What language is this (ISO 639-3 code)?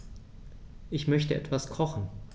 deu